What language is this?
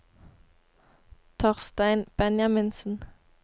Norwegian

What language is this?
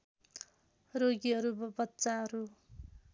Nepali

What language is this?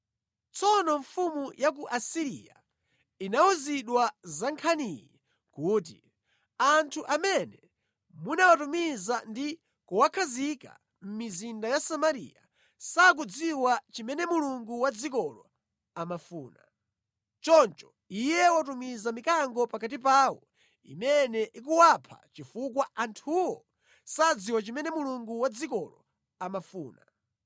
Nyanja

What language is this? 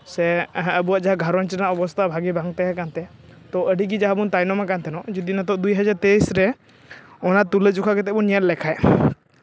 Santali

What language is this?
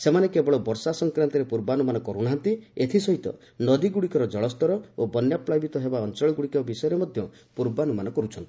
Odia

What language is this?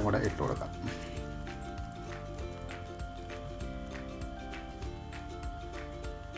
Indonesian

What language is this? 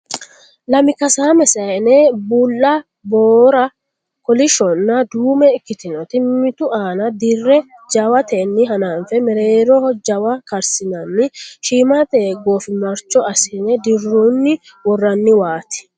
Sidamo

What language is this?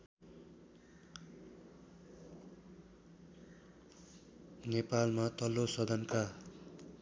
Nepali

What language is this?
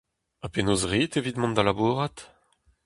Breton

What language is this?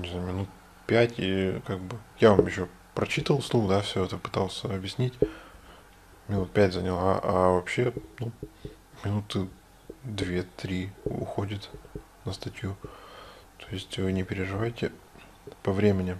Russian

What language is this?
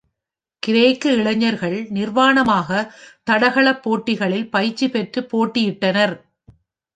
Tamil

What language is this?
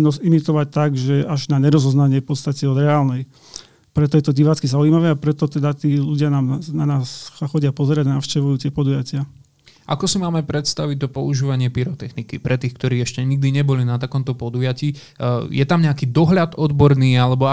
Slovak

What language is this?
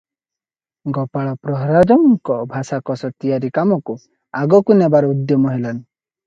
Odia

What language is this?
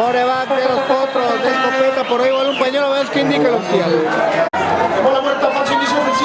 Spanish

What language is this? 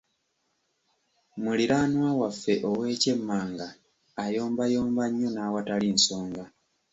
Ganda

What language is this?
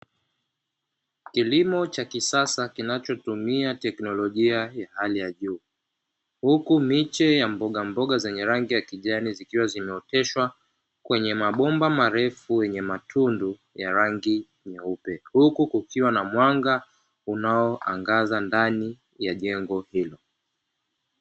Swahili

